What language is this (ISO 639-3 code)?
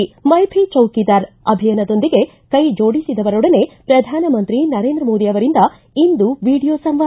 kan